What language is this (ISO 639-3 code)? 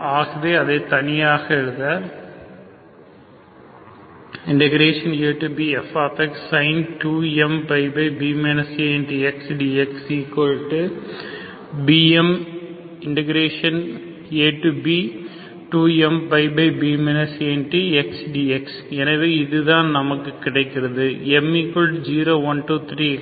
tam